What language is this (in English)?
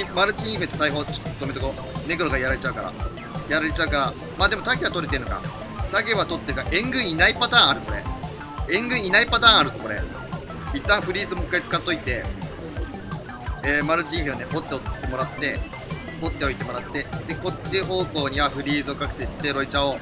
Japanese